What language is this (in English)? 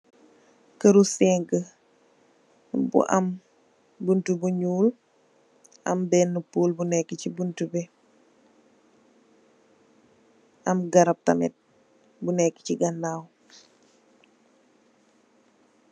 Wolof